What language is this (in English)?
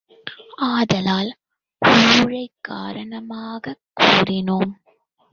Tamil